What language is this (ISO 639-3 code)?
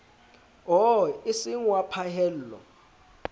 sot